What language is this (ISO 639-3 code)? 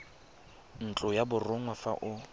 tsn